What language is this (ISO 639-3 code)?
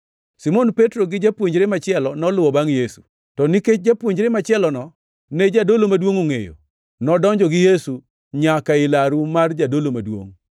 luo